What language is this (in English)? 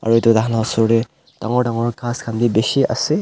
Naga Pidgin